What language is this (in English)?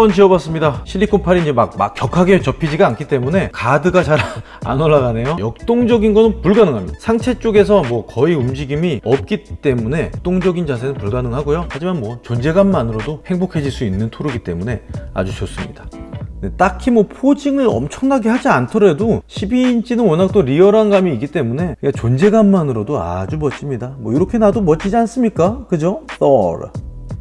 Korean